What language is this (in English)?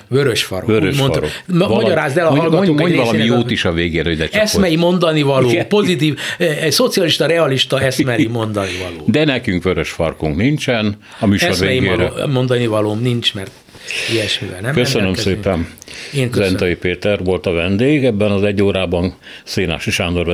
Hungarian